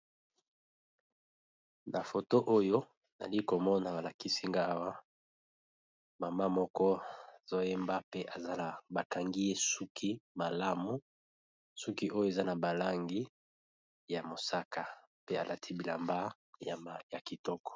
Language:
Lingala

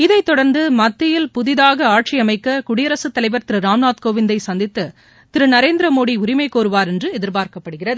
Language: Tamil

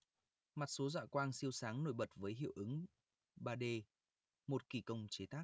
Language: Vietnamese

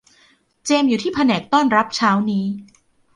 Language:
Thai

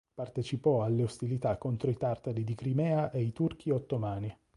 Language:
Italian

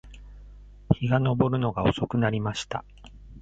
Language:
Japanese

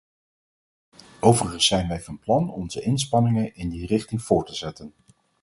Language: Dutch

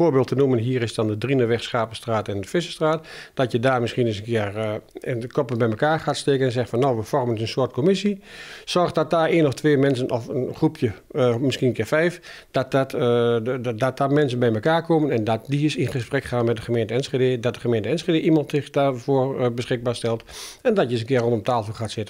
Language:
Dutch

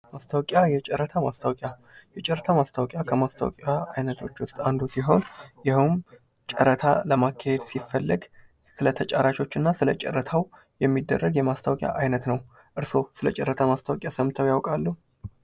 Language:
Amharic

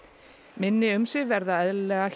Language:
Icelandic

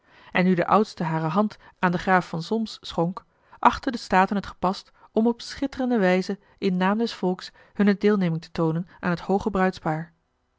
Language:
Dutch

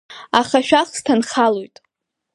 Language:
Abkhazian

